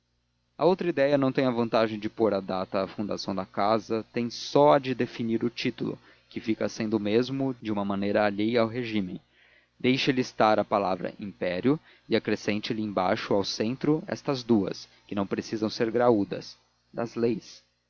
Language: Portuguese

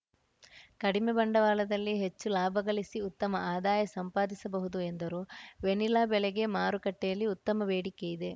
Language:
Kannada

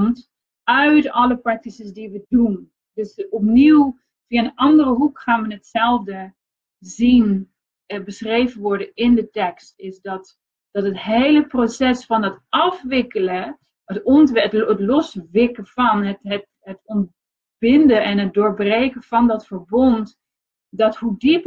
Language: Dutch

